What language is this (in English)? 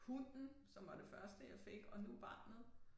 Danish